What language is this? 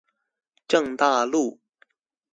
Chinese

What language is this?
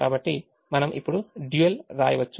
Telugu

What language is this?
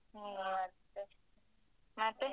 Kannada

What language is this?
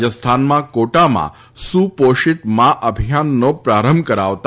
Gujarati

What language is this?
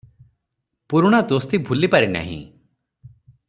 Odia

